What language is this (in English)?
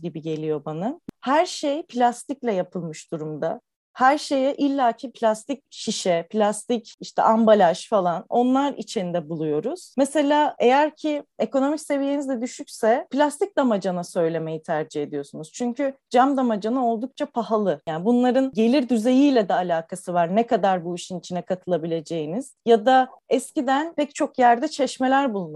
Turkish